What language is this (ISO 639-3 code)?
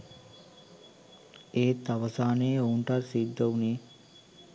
sin